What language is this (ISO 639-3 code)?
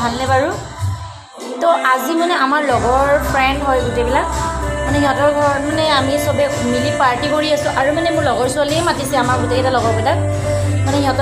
ind